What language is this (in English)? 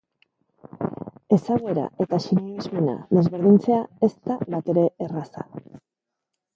Basque